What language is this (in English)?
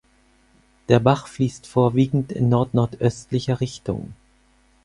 German